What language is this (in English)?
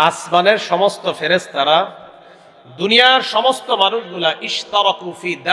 Bangla